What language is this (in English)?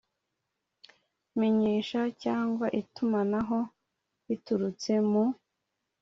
Kinyarwanda